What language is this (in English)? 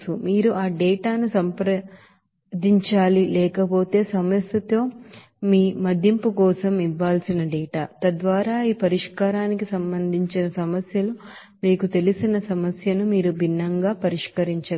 Telugu